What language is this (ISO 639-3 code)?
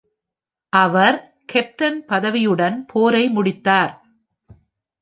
tam